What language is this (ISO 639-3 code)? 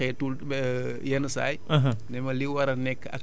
wol